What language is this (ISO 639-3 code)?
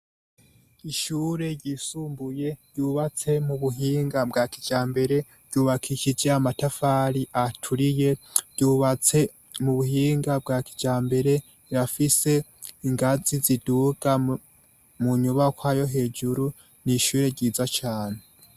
run